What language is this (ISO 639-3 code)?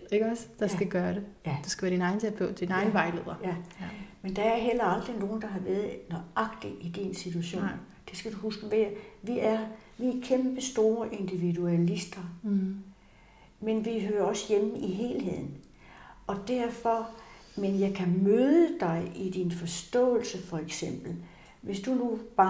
dan